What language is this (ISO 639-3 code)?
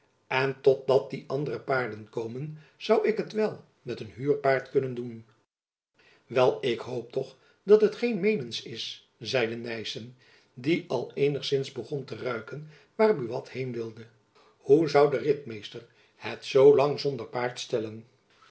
nld